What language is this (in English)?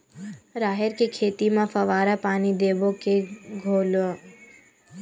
Chhattisgarhi